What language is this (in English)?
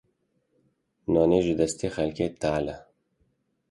Kurdish